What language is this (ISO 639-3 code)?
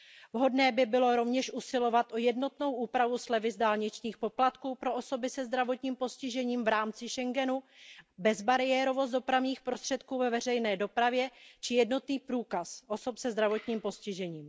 ces